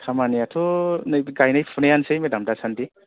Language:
Bodo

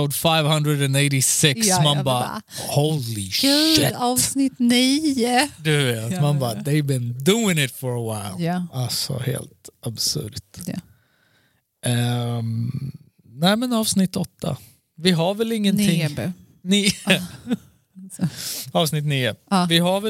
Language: Swedish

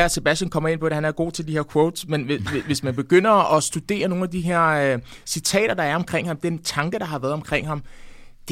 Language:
Danish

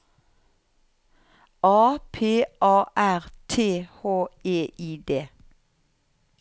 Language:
Norwegian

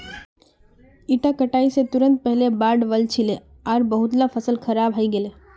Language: Magahi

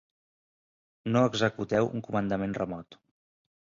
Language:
Catalan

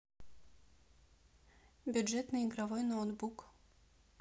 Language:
Russian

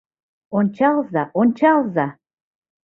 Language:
Mari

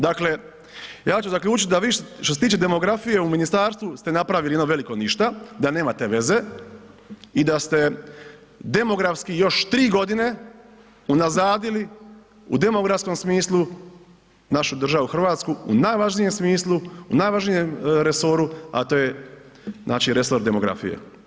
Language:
Croatian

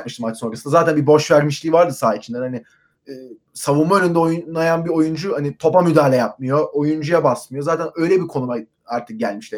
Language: Turkish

